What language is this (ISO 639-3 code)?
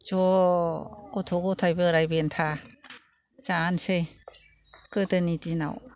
brx